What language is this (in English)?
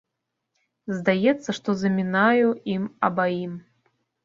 Belarusian